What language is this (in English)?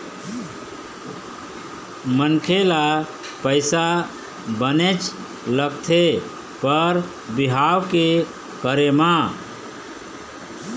Chhattisgarhi